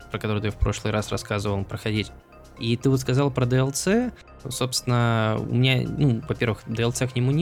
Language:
Russian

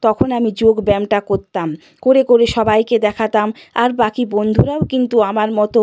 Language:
Bangla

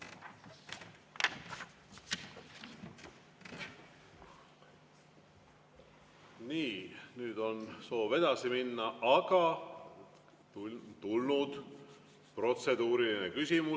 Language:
Estonian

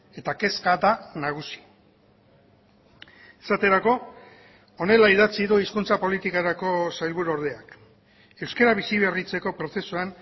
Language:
Basque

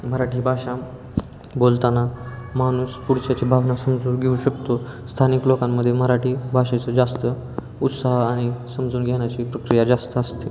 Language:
Marathi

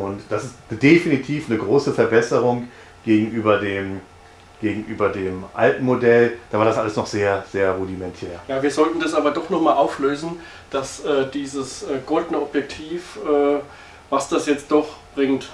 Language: German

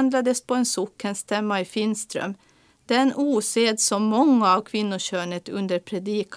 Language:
Swedish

